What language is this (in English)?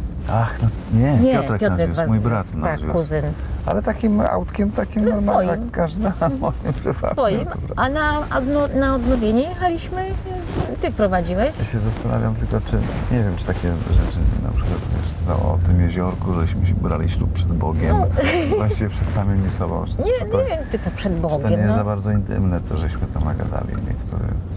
Polish